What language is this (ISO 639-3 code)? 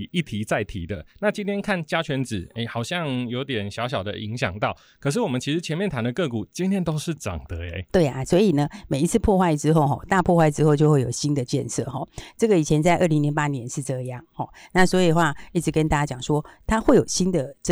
zho